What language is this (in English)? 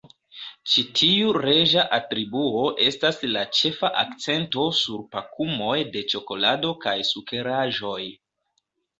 Esperanto